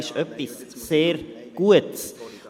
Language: Swiss German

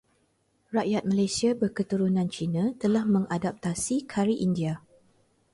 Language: Malay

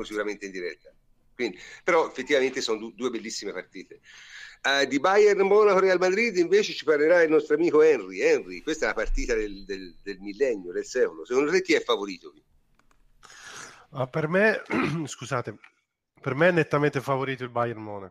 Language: Italian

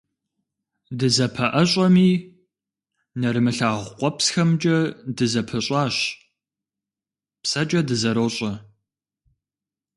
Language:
Kabardian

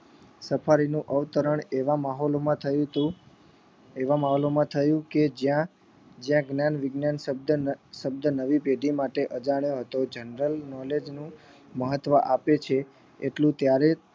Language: Gujarati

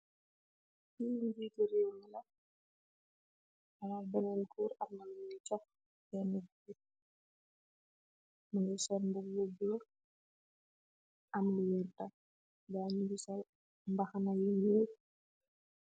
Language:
Wolof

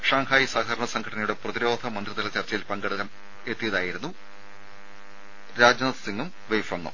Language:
Malayalam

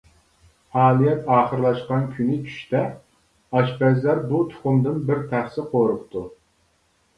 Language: Uyghur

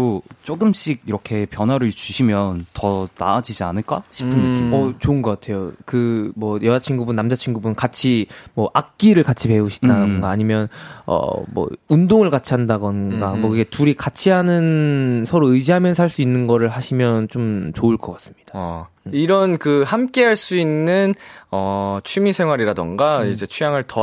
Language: Korean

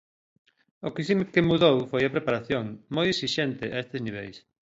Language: Galician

